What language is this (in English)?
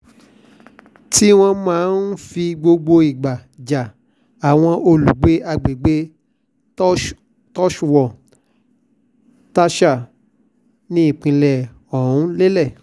Yoruba